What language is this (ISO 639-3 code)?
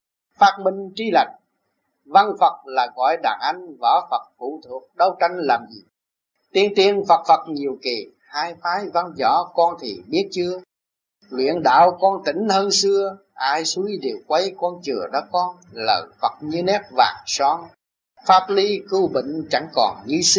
vie